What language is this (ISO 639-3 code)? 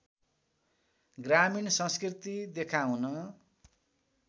nep